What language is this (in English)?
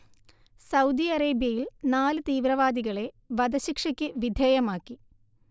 Malayalam